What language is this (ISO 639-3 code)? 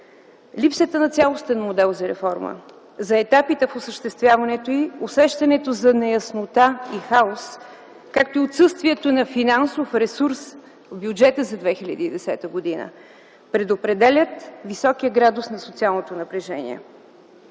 bul